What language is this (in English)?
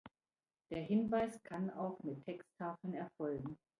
German